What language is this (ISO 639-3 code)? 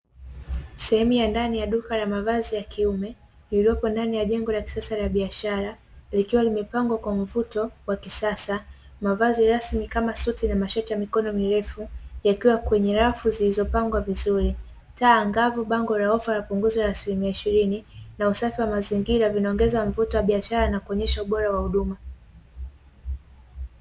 swa